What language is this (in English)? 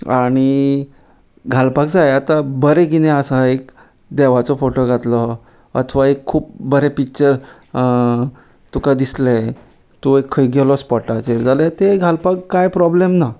Konkani